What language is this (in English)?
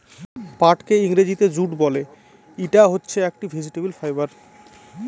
Bangla